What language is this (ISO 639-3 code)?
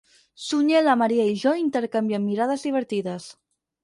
cat